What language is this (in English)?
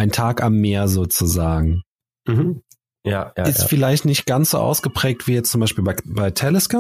German